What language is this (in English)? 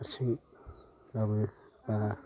Bodo